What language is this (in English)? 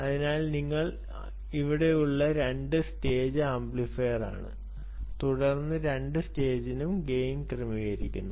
Malayalam